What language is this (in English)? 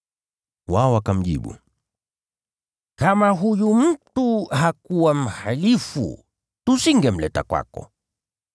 Swahili